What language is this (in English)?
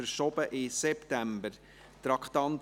Swiss German